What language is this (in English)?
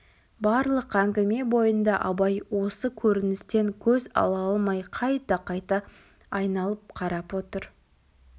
Kazakh